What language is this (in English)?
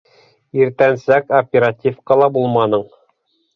Bashkir